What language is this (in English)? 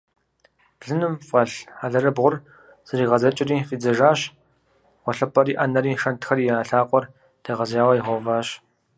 Kabardian